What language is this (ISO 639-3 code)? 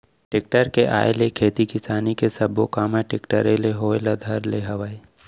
hne